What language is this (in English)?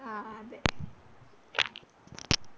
Malayalam